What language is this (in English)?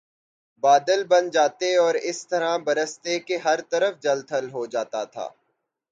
Urdu